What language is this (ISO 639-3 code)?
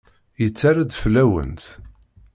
kab